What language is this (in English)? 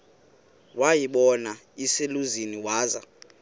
Xhosa